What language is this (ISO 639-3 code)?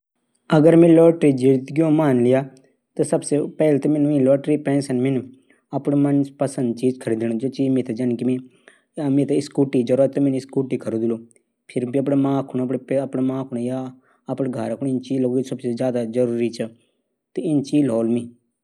gbm